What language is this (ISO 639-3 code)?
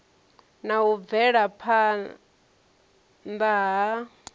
ven